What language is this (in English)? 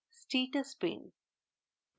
Bangla